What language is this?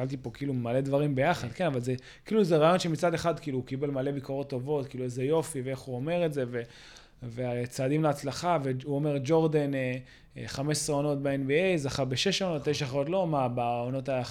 Hebrew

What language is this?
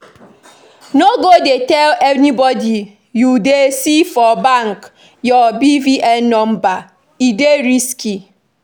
Nigerian Pidgin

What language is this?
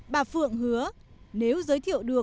Vietnamese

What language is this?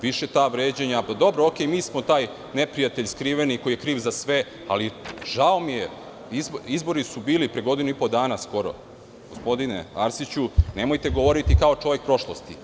Serbian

